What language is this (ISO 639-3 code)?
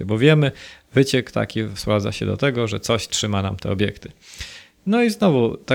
pol